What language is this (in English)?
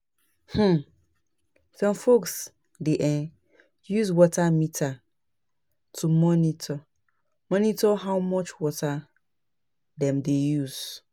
Nigerian Pidgin